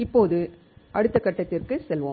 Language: Tamil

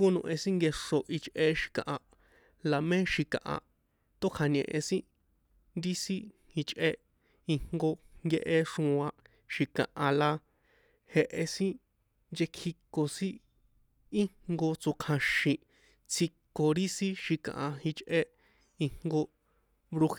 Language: San Juan Atzingo Popoloca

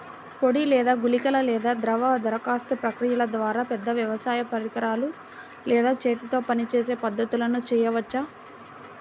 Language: Telugu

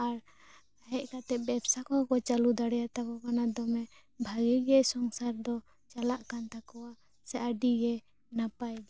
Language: Santali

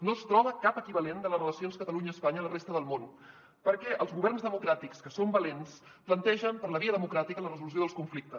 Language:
Catalan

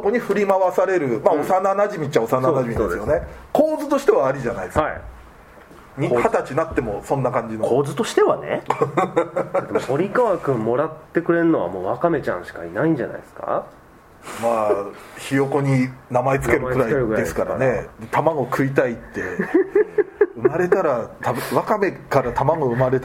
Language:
Japanese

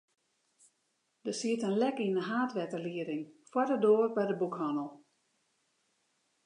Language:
Western Frisian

